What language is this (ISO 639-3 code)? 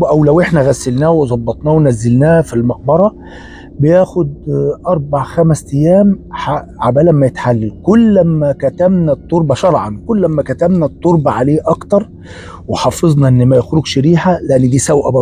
ara